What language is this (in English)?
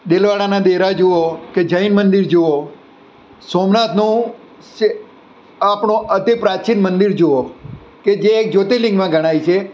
Gujarati